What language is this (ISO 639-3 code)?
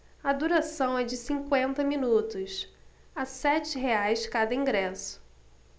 por